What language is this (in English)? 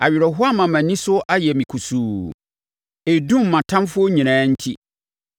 Akan